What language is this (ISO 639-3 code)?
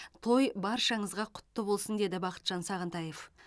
kaz